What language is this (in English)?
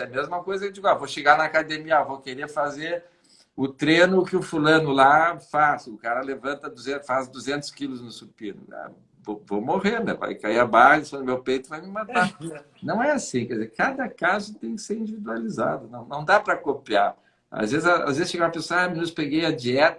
Portuguese